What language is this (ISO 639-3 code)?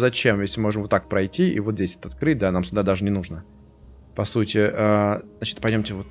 rus